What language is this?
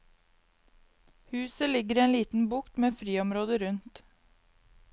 Norwegian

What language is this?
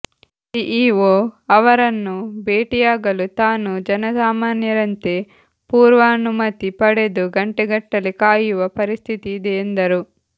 Kannada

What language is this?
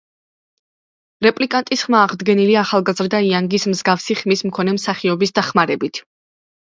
Georgian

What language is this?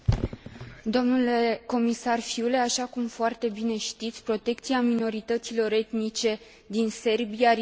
Romanian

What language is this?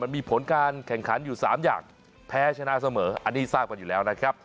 Thai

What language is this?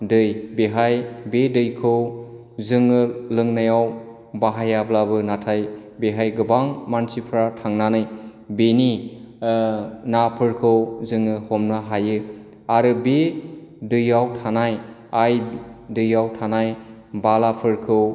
Bodo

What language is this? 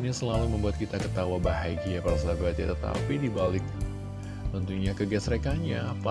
Indonesian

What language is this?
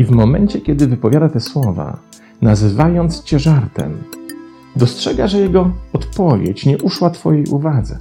Polish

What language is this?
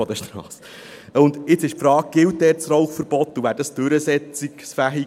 Swiss German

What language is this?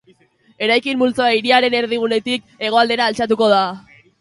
Basque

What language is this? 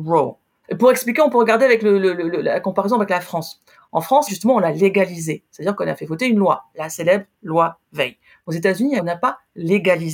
French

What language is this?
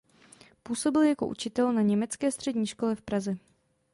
Czech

